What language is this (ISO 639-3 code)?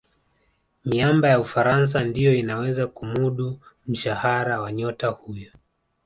swa